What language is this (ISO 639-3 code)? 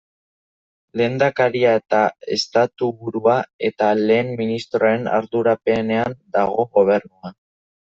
eus